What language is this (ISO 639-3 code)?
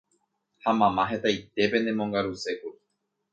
grn